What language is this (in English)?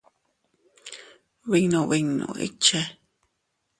Teutila Cuicatec